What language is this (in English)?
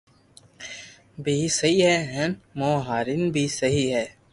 Loarki